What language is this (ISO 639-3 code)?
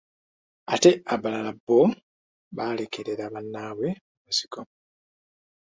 lug